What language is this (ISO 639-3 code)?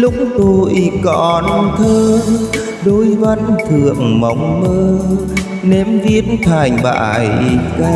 vie